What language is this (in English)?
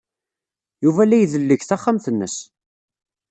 Kabyle